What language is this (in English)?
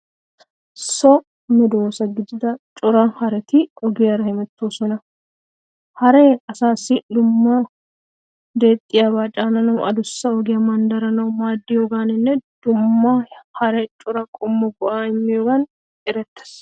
Wolaytta